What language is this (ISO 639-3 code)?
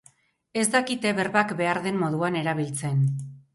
eus